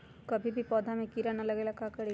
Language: Magahi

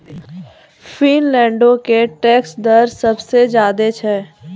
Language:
Maithili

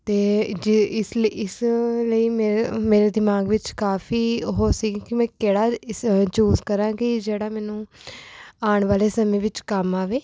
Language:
Punjabi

